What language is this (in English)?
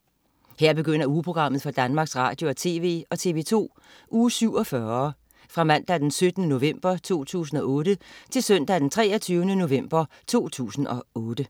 Danish